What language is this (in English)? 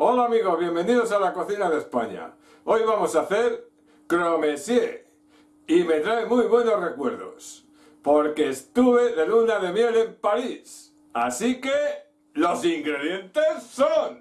Spanish